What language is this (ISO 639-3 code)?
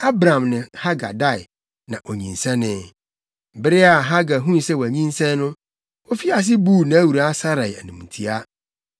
aka